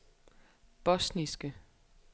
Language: Danish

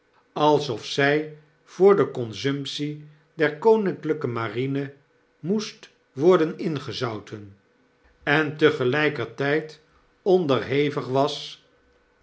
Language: Dutch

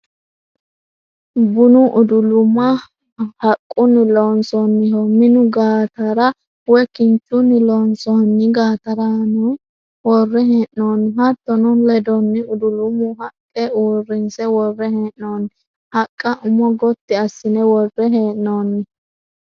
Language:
Sidamo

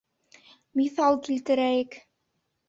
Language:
Bashkir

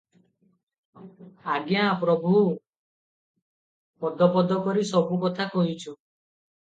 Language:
Odia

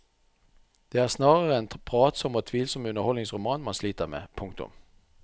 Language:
Norwegian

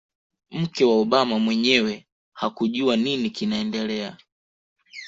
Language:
Swahili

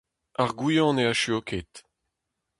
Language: Breton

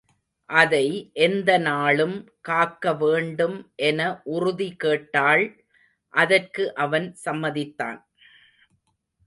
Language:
Tamil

